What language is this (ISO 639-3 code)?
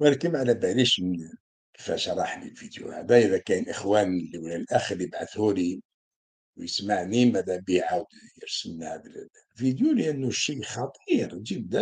ara